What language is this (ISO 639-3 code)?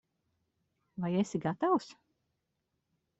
lav